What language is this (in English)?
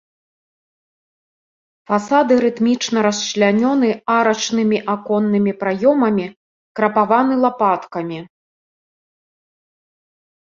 Belarusian